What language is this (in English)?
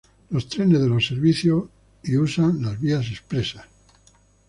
Spanish